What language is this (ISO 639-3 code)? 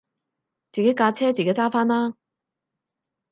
yue